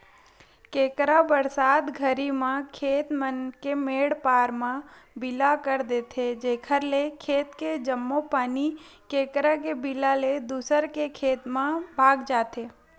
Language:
Chhattisgarhi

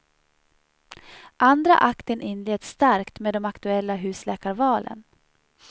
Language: Swedish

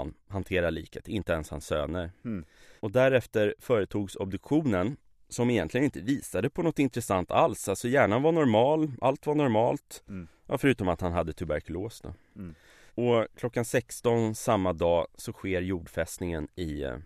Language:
Swedish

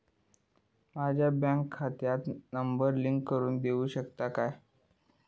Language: Marathi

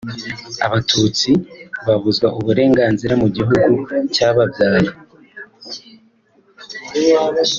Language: Kinyarwanda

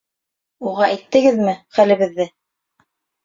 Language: Bashkir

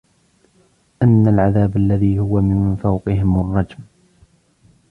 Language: Arabic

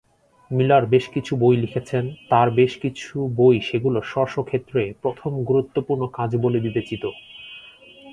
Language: Bangla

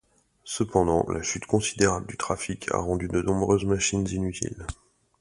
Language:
French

